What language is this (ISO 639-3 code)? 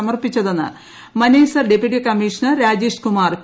mal